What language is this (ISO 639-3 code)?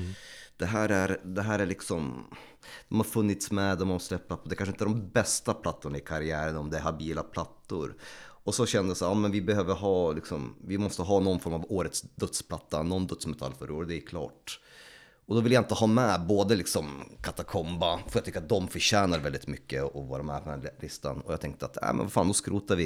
swe